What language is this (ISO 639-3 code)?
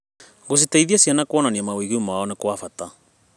kik